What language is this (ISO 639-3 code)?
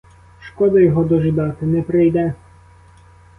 ukr